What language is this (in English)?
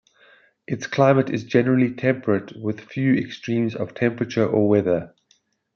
English